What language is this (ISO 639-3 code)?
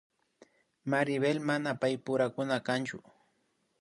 qvi